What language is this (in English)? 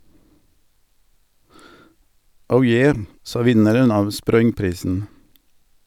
Norwegian